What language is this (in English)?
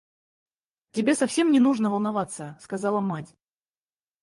Russian